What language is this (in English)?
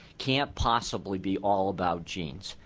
English